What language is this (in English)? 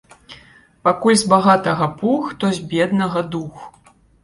Belarusian